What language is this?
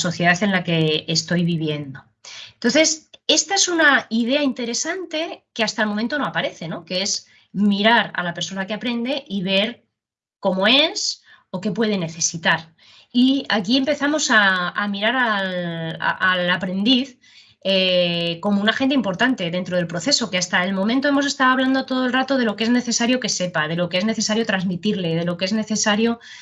Spanish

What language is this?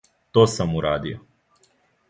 Serbian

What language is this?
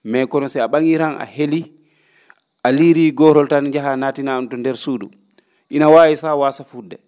Fula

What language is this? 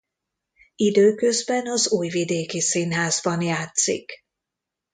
Hungarian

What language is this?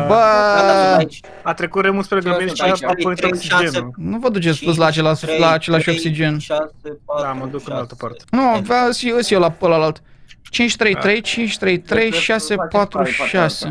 Romanian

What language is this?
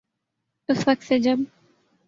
Urdu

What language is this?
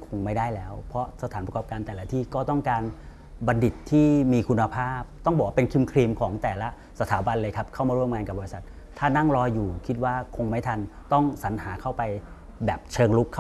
Thai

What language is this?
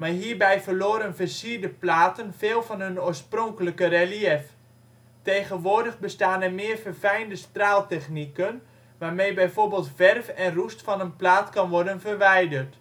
Dutch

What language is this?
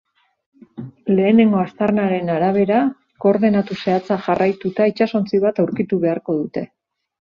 Basque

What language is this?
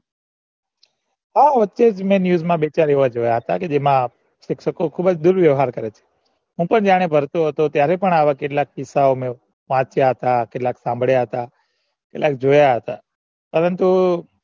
Gujarati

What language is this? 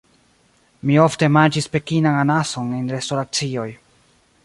Esperanto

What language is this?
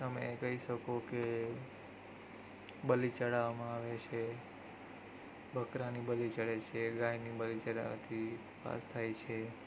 Gujarati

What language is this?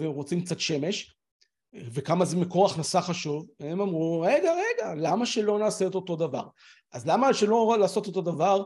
Hebrew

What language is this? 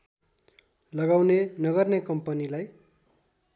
Nepali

